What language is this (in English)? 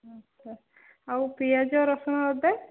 Odia